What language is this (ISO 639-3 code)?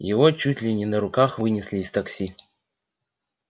rus